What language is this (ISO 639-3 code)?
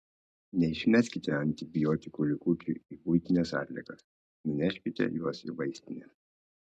lit